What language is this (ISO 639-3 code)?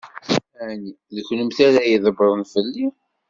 kab